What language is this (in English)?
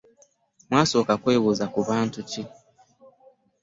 Ganda